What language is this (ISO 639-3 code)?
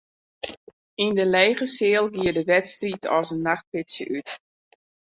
fry